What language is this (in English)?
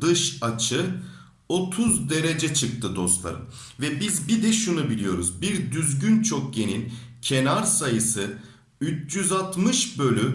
Turkish